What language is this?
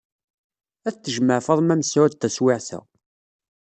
Kabyle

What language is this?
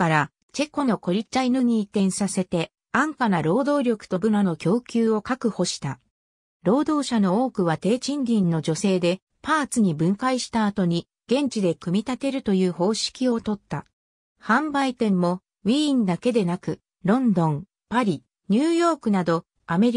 Japanese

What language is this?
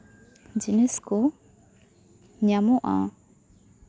Santali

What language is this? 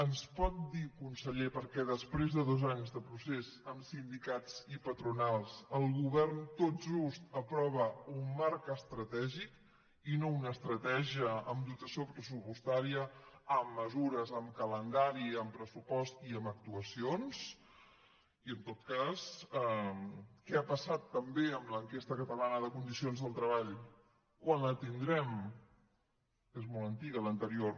Catalan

